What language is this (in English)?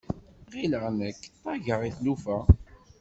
Kabyle